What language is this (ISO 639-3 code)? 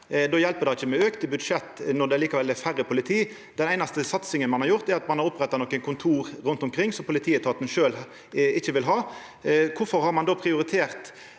nor